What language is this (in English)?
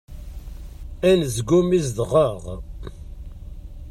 Kabyle